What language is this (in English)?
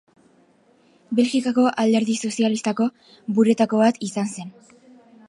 Basque